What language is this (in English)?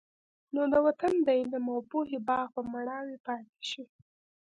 Pashto